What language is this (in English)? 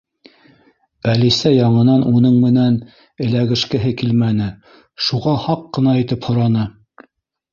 Bashkir